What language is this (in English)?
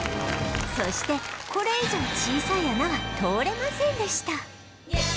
Japanese